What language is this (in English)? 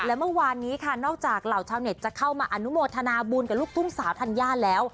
Thai